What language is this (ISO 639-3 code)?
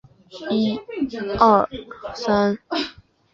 zho